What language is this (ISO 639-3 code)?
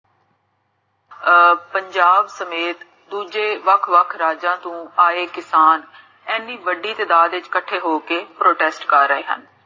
pan